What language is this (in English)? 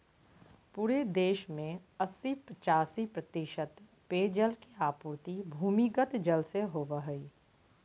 Magahi